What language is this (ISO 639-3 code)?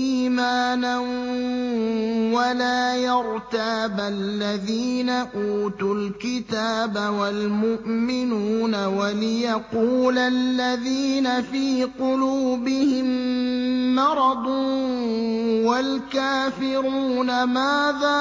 ara